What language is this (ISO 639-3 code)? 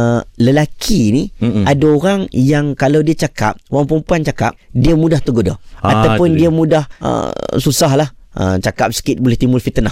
msa